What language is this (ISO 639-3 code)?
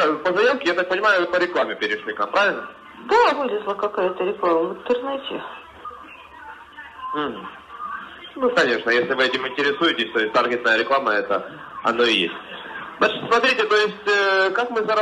rus